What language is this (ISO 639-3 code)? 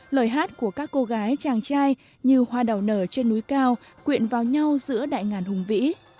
vie